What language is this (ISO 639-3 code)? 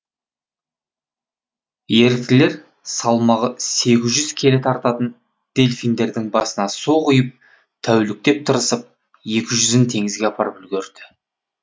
kaz